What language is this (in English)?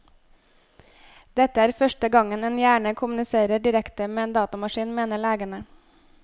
Norwegian